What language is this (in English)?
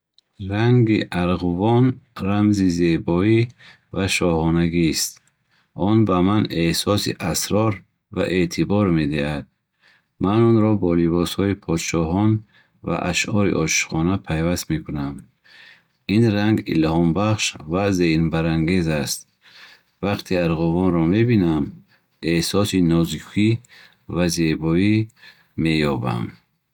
Bukharic